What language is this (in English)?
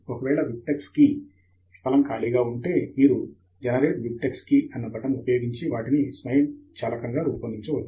Telugu